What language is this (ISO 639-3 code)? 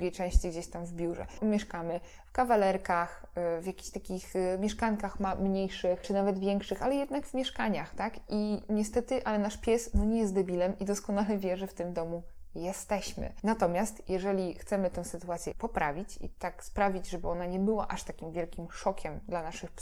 pol